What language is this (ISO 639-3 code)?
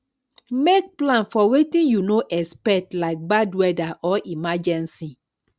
pcm